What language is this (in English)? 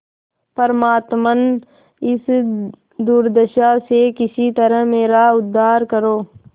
Hindi